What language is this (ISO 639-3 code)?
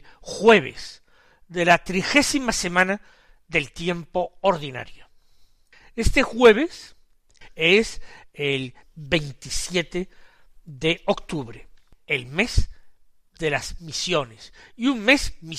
spa